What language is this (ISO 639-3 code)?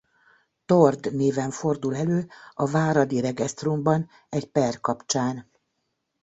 hun